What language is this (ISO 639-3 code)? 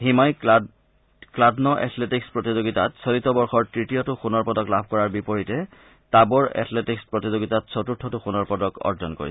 asm